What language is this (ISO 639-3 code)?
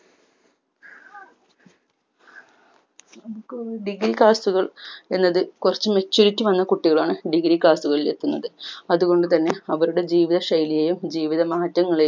mal